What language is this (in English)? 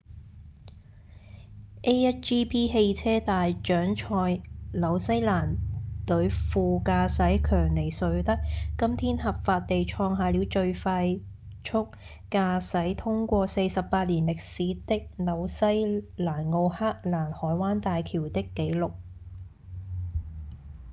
Cantonese